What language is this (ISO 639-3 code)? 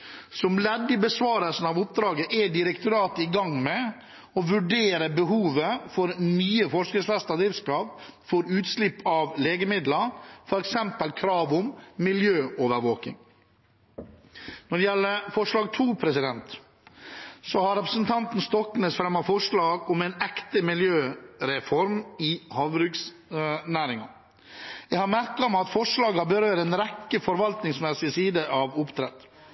nob